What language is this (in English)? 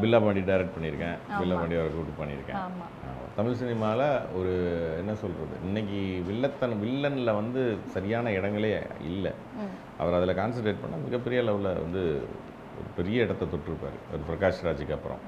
Tamil